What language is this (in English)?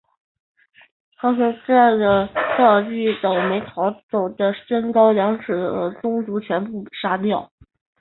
Chinese